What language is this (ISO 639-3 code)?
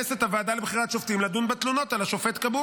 heb